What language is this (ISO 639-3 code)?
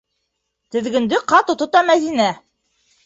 bak